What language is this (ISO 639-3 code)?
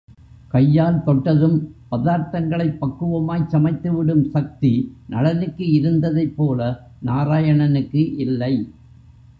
tam